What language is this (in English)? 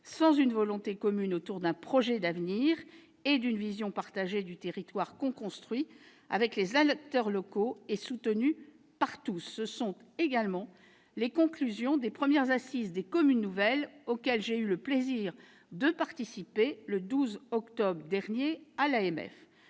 French